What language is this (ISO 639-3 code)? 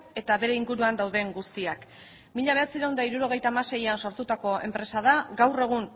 eus